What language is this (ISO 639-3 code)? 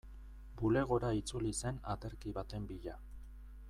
eus